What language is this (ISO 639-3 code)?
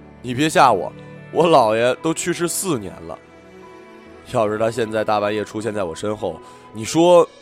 zho